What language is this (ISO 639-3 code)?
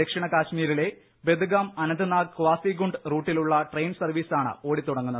mal